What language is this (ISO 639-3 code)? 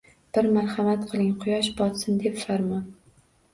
uzb